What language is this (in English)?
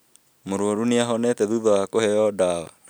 Kikuyu